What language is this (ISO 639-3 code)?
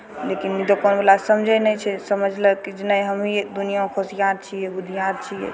mai